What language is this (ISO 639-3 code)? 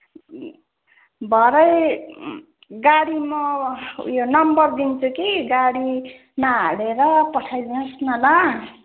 nep